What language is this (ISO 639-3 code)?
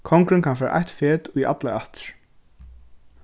fao